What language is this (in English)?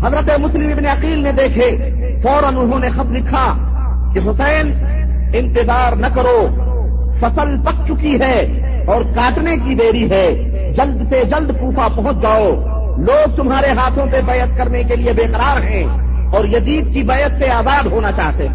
Urdu